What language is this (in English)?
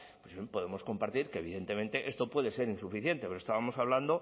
Spanish